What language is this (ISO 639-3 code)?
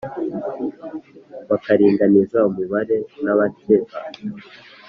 kin